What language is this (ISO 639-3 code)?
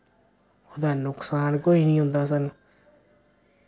doi